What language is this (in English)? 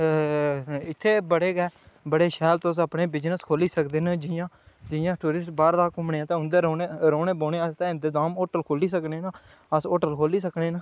Dogri